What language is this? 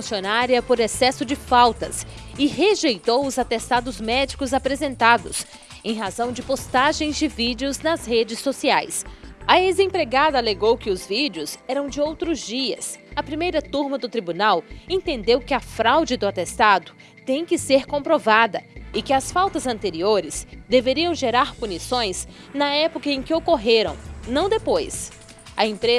Portuguese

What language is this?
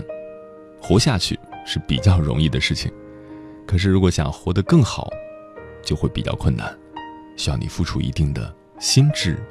Chinese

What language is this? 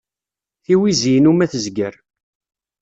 Kabyle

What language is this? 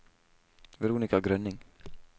Norwegian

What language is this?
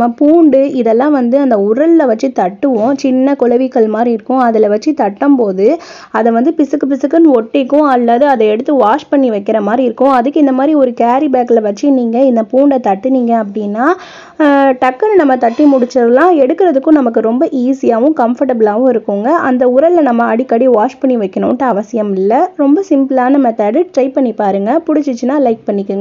Arabic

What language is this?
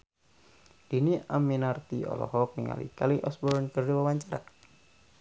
Sundanese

